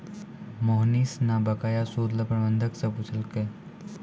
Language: Maithili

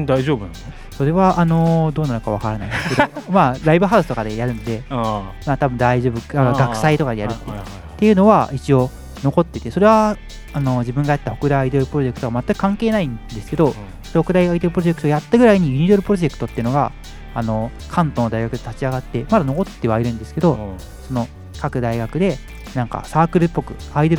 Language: Japanese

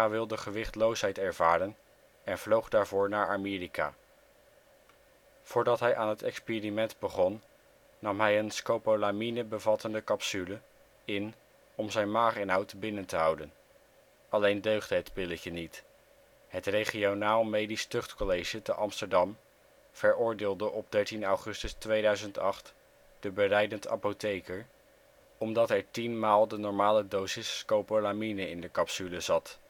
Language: Dutch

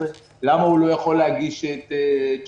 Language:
Hebrew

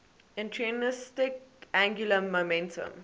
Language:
English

